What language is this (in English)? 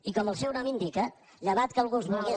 Catalan